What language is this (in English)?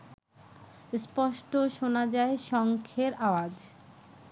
Bangla